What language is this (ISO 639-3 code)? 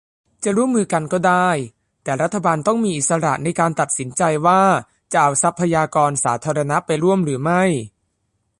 tha